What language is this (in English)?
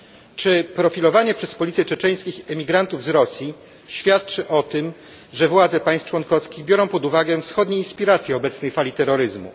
Polish